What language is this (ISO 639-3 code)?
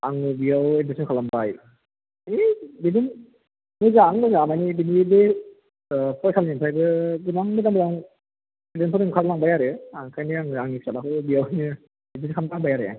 brx